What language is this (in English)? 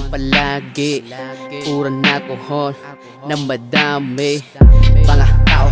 Turkish